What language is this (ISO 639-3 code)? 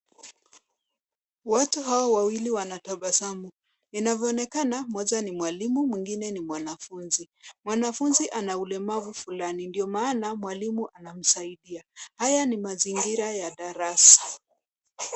swa